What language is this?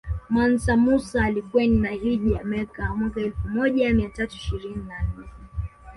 Swahili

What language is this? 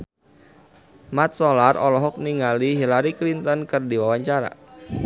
Sundanese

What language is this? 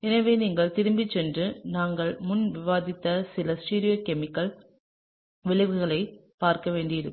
Tamil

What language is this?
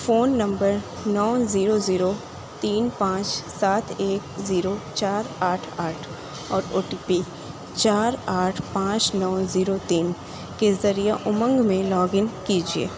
Urdu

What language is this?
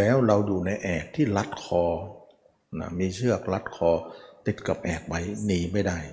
Thai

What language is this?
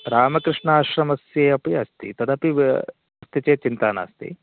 Sanskrit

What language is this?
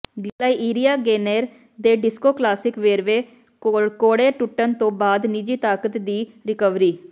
Punjabi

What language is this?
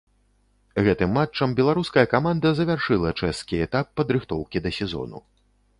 Belarusian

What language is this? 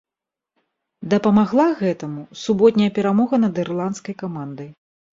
Belarusian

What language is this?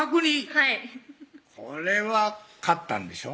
Japanese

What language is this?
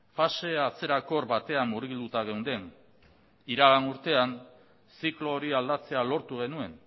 Basque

